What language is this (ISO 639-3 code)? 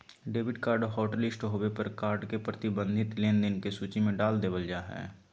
mag